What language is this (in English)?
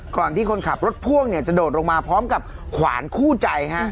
Thai